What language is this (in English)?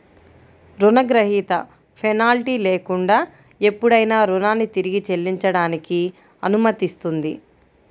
Telugu